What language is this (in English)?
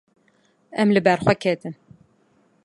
Kurdish